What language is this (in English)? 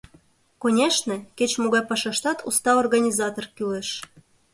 Mari